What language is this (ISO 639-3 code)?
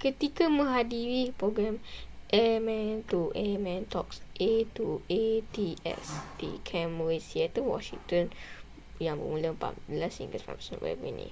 msa